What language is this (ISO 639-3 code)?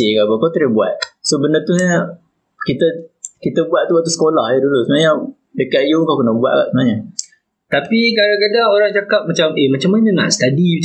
msa